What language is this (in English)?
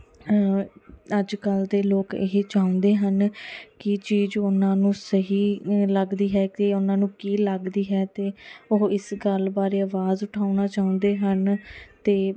Punjabi